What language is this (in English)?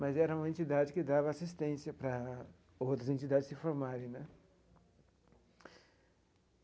Portuguese